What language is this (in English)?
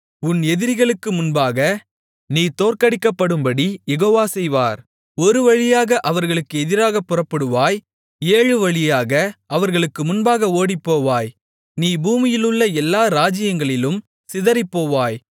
Tamil